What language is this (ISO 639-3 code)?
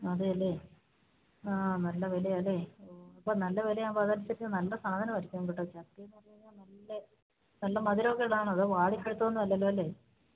mal